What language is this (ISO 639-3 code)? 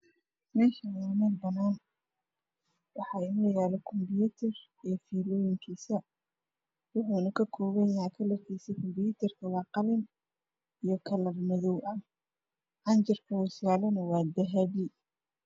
som